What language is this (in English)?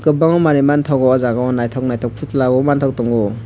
Kok Borok